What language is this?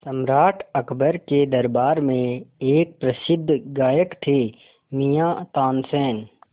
Hindi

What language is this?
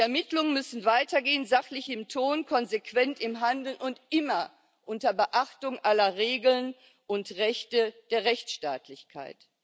German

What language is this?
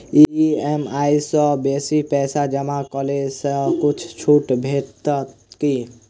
Maithili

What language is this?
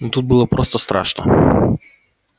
Russian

